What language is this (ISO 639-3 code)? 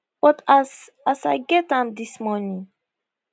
pcm